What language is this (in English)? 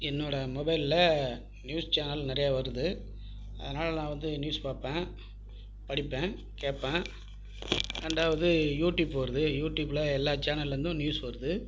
Tamil